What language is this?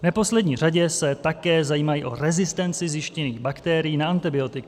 Czech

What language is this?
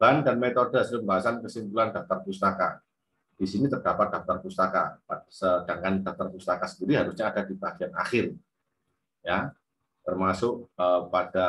Indonesian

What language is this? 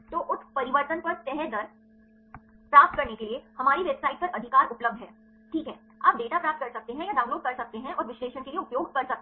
Hindi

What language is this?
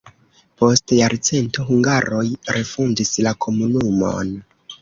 Esperanto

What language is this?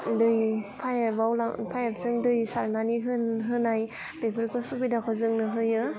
Bodo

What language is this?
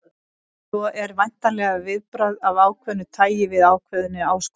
Icelandic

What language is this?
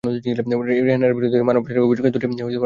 Bangla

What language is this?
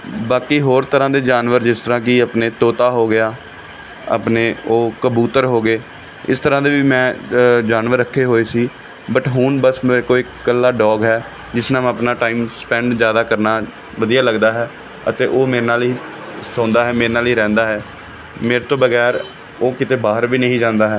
Punjabi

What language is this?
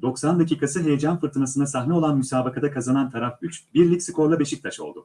Turkish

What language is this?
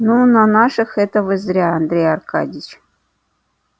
Russian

